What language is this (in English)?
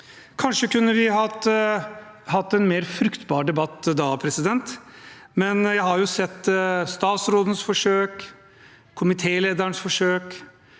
Norwegian